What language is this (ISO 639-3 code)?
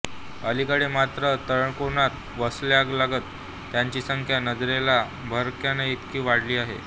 mar